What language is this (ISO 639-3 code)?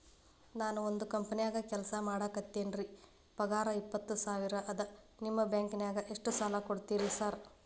kan